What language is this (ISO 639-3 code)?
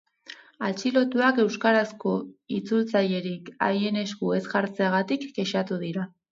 eus